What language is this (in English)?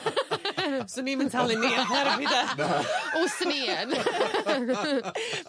Welsh